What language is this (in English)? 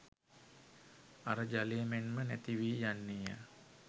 Sinhala